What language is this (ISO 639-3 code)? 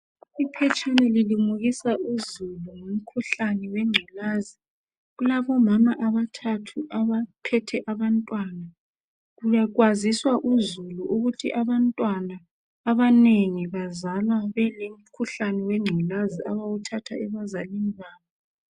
nde